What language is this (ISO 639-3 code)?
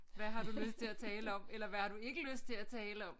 dan